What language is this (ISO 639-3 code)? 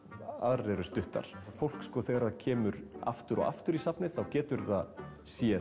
isl